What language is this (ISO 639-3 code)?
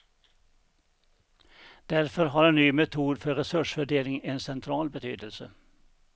swe